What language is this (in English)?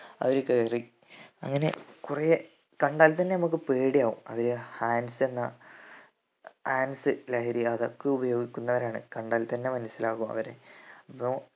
Malayalam